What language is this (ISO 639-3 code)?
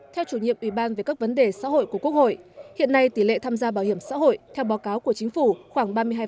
vie